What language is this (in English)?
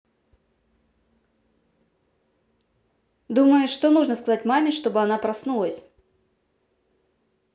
Russian